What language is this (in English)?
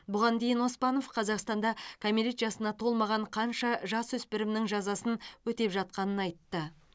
Kazakh